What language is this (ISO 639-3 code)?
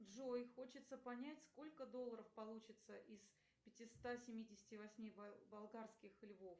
rus